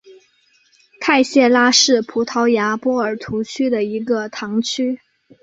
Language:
Chinese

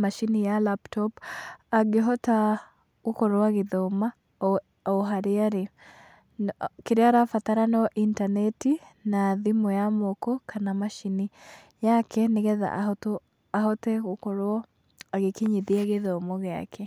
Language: Kikuyu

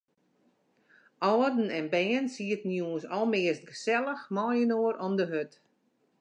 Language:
Western Frisian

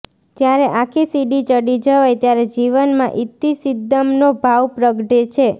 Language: Gujarati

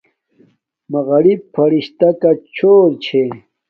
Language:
Domaaki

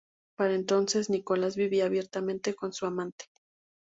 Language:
Spanish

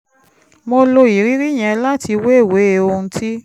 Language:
Yoruba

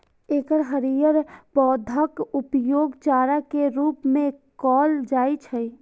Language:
Maithili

